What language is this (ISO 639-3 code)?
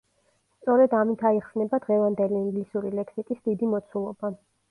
kat